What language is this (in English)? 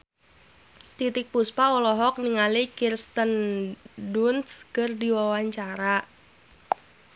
Sundanese